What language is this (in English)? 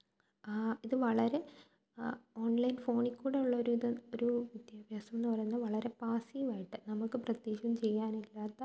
Malayalam